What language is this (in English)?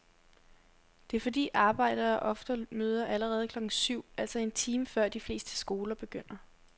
Danish